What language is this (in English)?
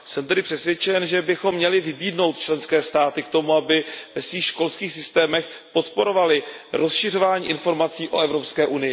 Czech